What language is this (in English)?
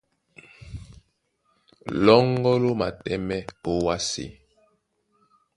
Duala